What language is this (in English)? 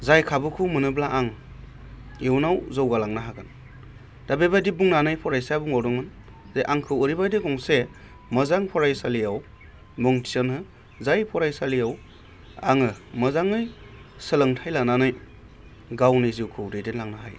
Bodo